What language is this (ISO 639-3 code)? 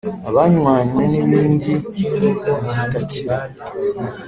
kin